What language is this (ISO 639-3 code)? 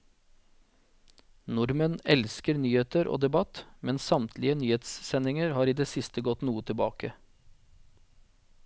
nor